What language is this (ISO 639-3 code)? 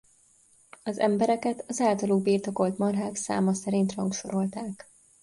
hun